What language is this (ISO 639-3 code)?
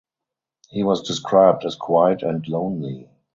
eng